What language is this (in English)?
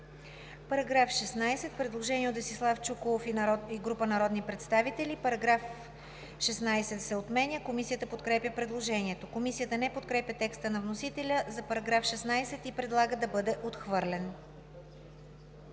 Bulgarian